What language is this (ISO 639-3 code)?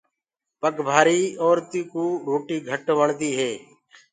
ggg